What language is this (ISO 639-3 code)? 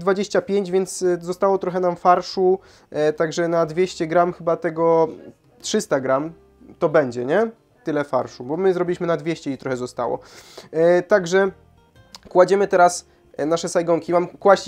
pol